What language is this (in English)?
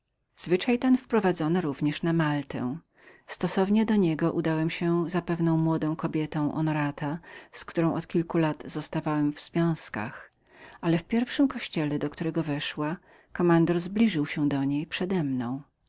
Polish